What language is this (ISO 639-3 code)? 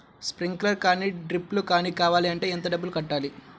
tel